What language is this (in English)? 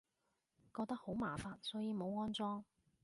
Cantonese